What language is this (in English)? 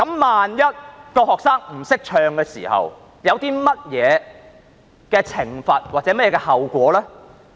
Cantonese